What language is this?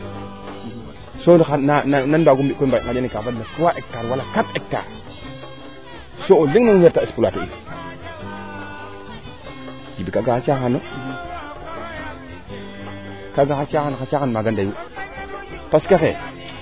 Serer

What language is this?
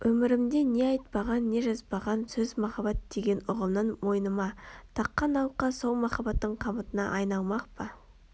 Kazakh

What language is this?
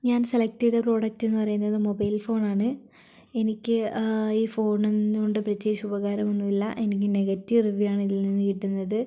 Malayalam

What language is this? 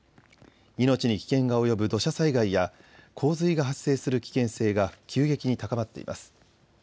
Japanese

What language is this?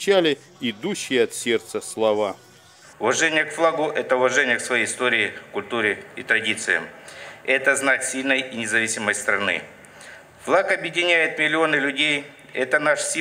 Russian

